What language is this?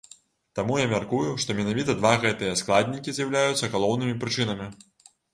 Belarusian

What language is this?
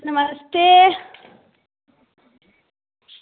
Dogri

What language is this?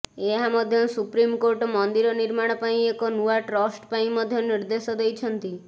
Odia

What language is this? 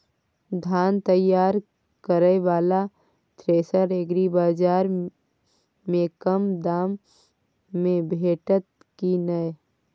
Maithili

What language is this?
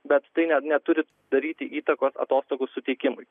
Lithuanian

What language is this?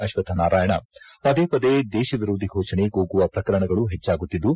Kannada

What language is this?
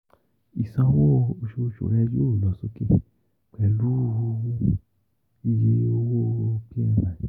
Yoruba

